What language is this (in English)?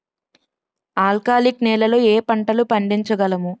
Telugu